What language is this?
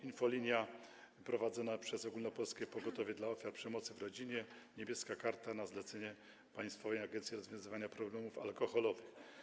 Polish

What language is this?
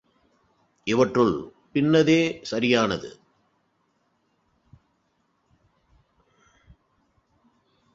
Tamil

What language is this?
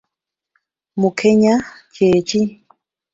Ganda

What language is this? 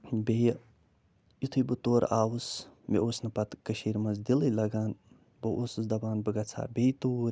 Kashmiri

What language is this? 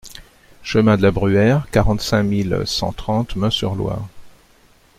French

